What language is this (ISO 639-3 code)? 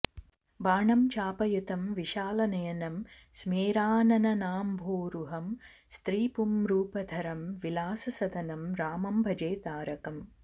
san